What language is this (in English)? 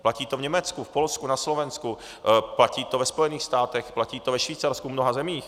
Czech